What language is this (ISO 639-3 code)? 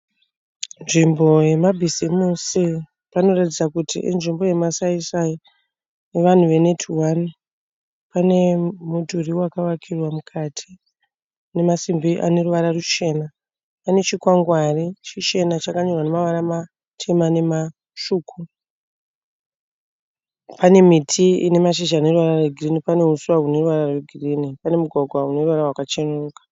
sna